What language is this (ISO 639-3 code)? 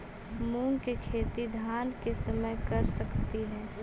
mag